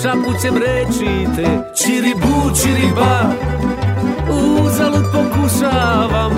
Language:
Croatian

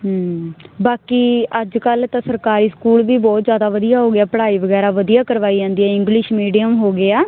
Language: Punjabi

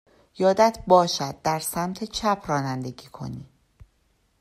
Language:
Persian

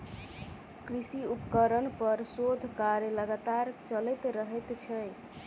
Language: Maithili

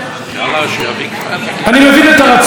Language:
Hebrew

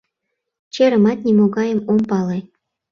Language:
Mari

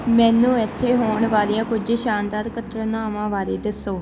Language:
Punjabi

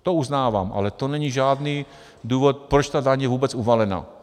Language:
Czech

